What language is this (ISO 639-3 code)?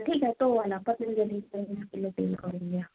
mar